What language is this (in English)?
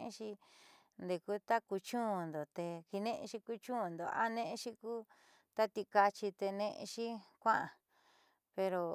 Southeastern Nochixtlán Mixtec